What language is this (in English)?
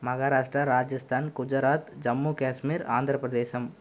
Tamil